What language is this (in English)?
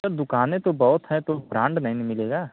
Hindi